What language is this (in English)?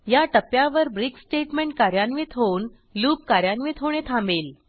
Marathi